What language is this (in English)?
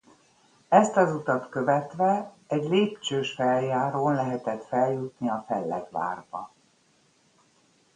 Hungarian